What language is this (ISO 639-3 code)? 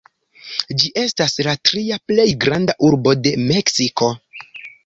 epo